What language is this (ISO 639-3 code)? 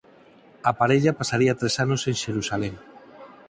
glg